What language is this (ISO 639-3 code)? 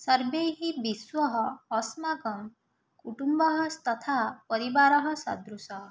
san